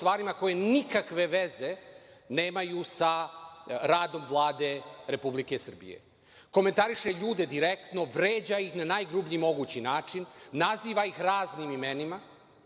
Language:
Serbian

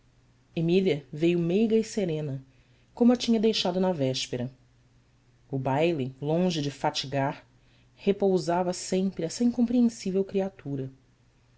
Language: Portuguese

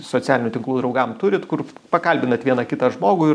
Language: Lithuanian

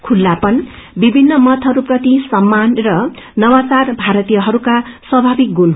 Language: Nepali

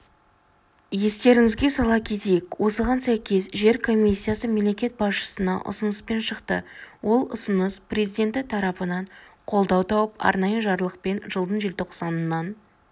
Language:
Kazakh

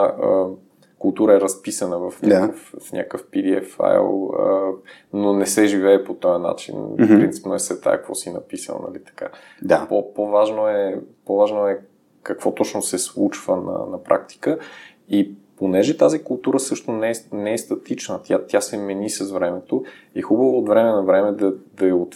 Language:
Bulgarian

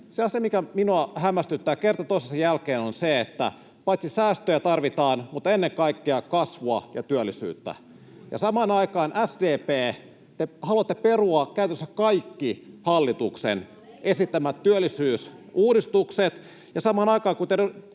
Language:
Finnish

